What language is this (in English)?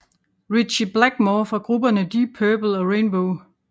Danish